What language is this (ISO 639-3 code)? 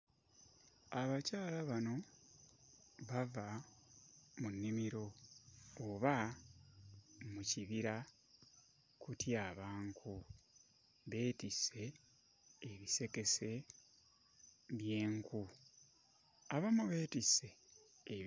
lug